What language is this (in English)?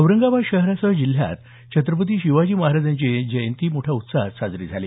Marathi